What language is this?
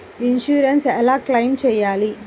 Telugu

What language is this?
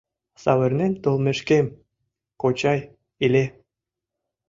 Mari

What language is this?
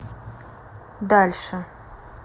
Russian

